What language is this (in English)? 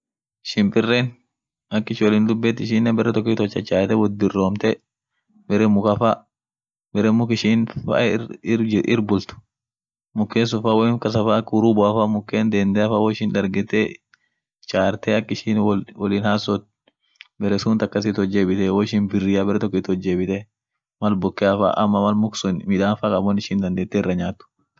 Orma